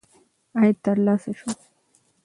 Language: Pashto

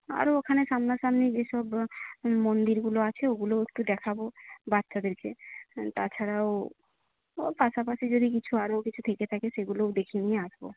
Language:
Bangla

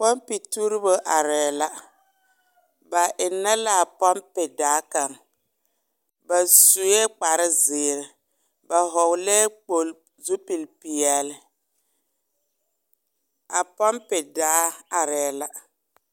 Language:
Southern Dagaare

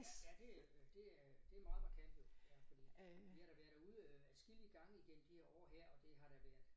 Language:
Danish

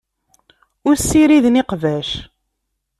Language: Kabyle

